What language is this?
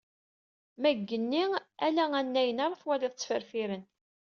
Kabyle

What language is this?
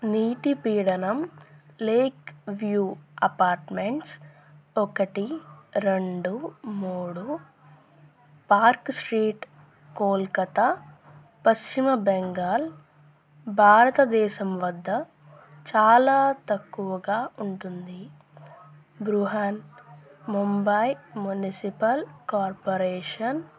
Telugu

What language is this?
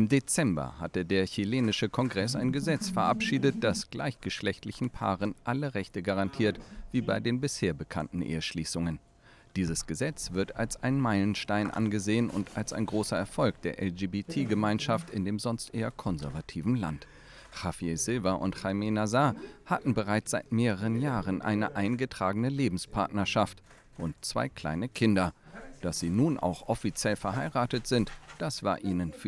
German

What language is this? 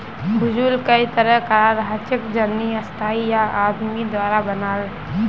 Magahi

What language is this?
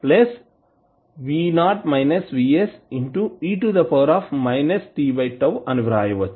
Telugu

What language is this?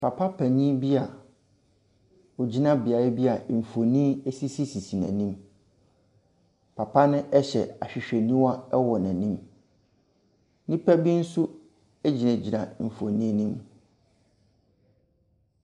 Akan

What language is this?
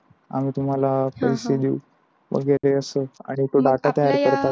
Marathi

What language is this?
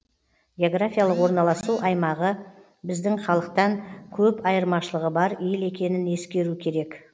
Kazakh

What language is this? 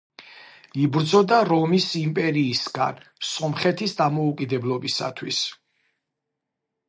Georgian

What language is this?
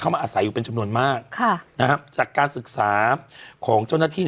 Thai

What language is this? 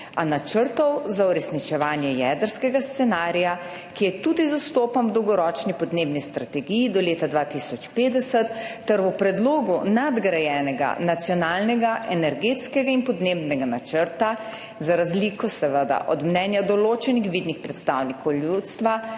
Slovenian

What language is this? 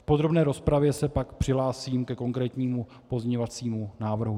Czech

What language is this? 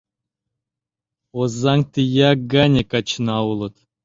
Mari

